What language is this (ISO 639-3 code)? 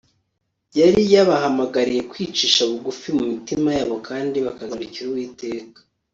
kin